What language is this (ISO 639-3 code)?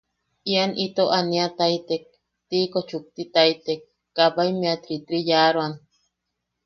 yaq